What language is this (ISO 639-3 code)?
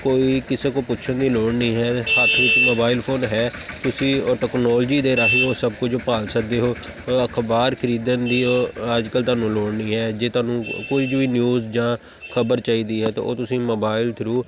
pan